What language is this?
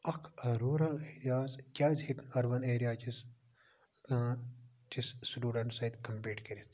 Kashmiri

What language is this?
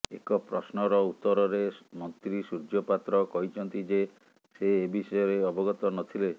Odia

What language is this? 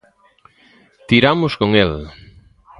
Galician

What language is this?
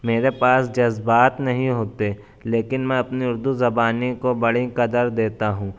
Urdu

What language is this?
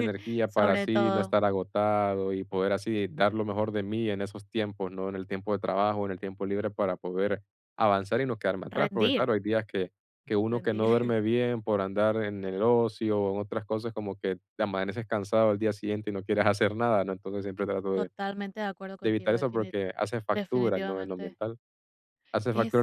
Spanish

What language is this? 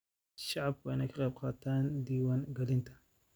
Somali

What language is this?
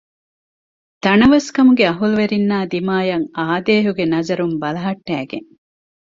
Divehi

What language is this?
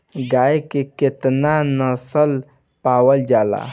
Bhojpuri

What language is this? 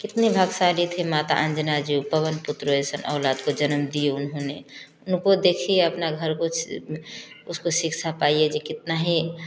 Hindi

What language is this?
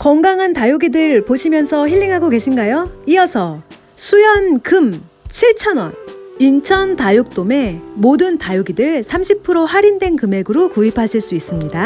Korean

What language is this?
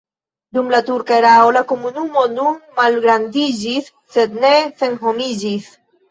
Esperanto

